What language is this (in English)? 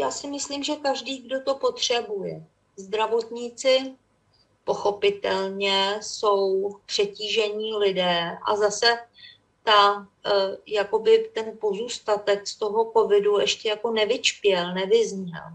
Czech